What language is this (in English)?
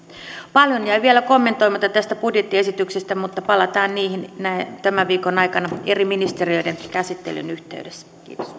Finnish